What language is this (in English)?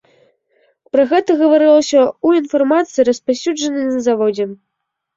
Belarusian